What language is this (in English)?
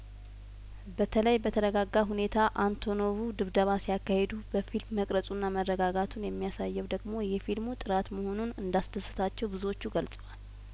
Amharic